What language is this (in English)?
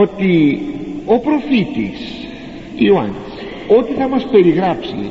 Greek